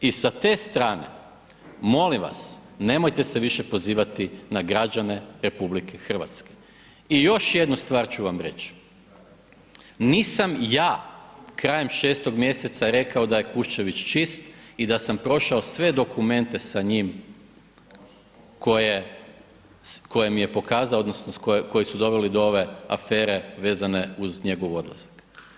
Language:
Croatian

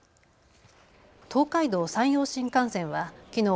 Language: Japanese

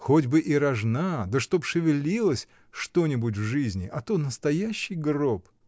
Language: Russian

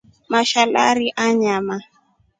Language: Rombo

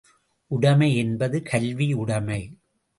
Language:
Tamil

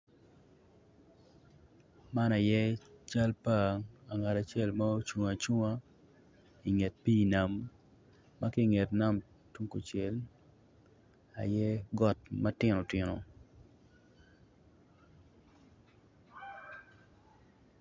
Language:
Acoli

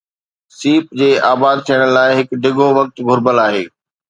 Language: Sindhi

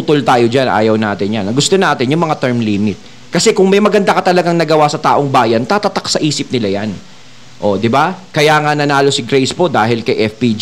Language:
Filipino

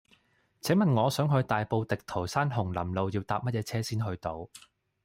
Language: Cantonese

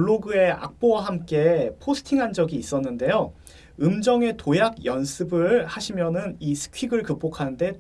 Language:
Korean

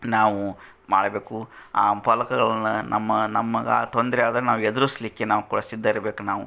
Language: Kannada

